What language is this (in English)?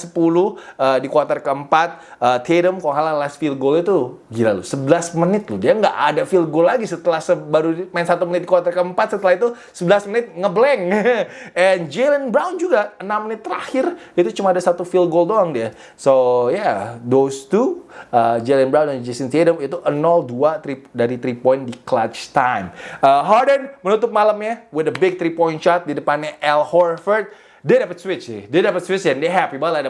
Indonesian